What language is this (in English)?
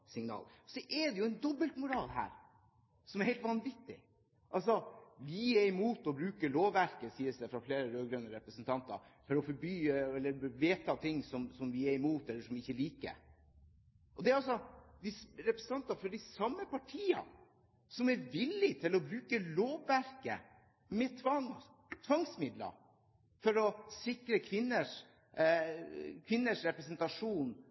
Norwegian Bokmål